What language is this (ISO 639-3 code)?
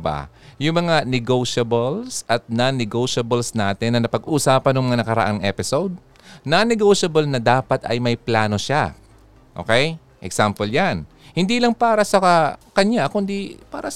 fil